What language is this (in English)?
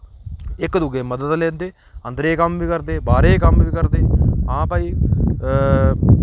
Dogri